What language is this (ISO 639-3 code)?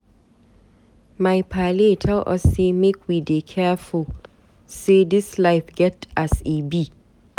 pcm